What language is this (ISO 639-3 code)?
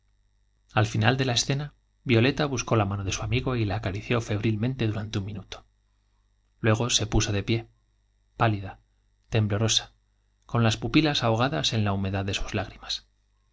spa